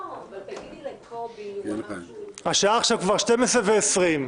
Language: Hebrew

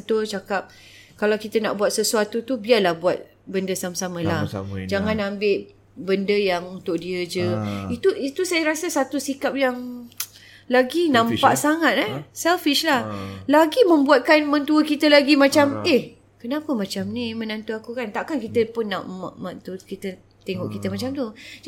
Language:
Malay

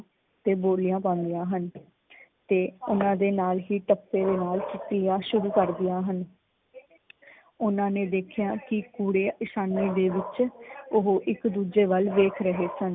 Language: Punjabi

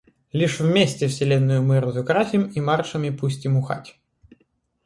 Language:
Russian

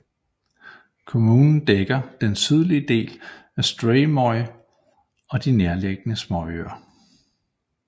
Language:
Danish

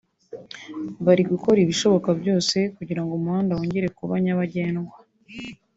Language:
Kinyarwanda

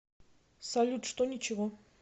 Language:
Russian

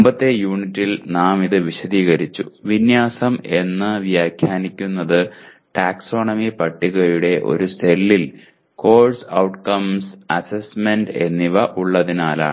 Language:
Malayalam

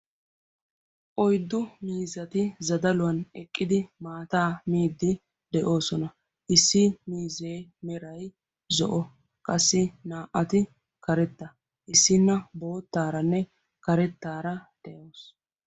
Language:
Wolaytta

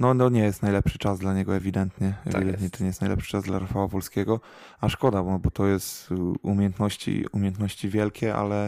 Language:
Polish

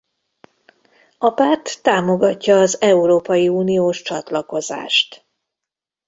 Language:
Hungarian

